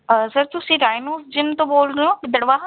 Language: Punjabi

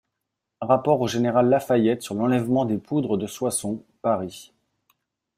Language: French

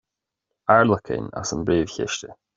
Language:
Irish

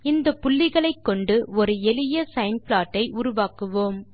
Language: Tamil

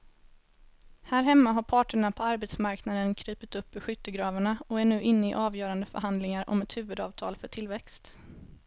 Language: Swedish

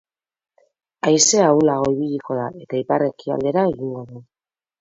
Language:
Basque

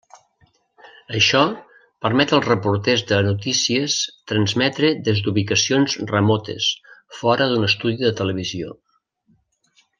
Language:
Catalan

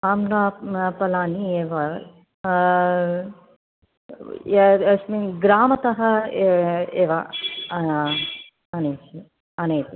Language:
Sanskrit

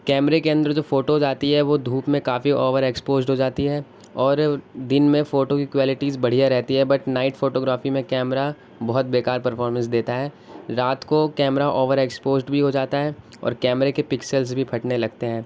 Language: Urdu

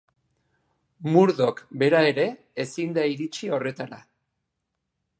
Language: Basque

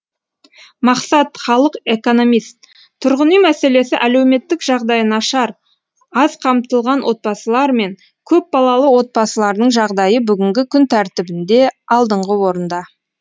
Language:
Kazakh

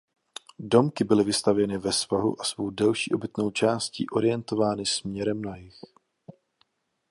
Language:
Czech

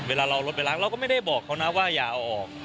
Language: Thai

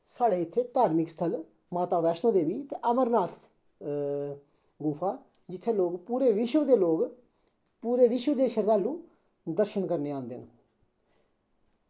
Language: Dogri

